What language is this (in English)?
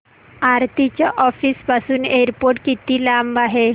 Marathi